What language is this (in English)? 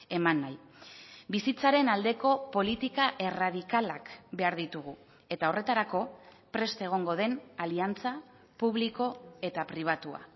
Basque